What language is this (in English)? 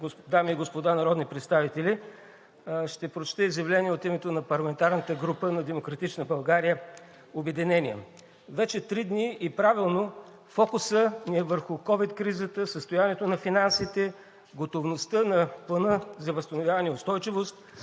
Bulgarian